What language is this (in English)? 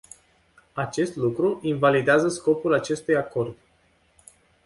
Romanian